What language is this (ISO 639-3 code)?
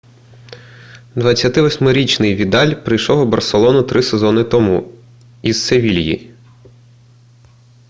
ukr